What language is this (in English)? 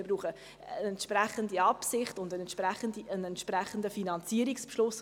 Swiss German